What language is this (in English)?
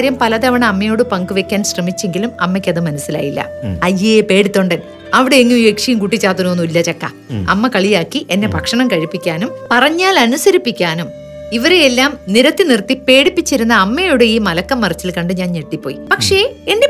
Malayalam